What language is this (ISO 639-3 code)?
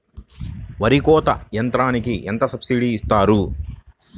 tel